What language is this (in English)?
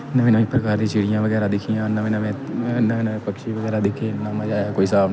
Dogri